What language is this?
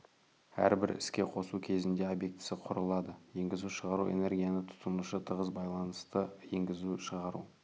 Kazakh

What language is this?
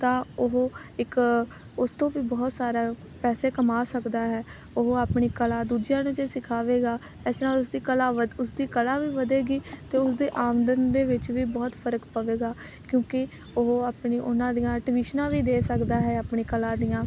Punjabi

